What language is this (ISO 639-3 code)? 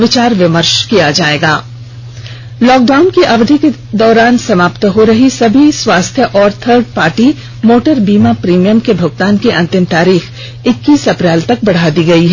hin